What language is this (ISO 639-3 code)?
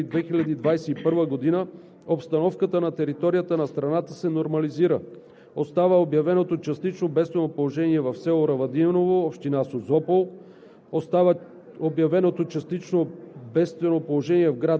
bul